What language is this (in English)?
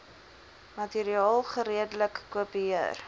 Afrikaans